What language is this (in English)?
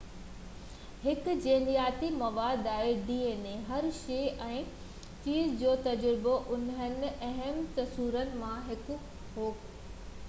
Sindhi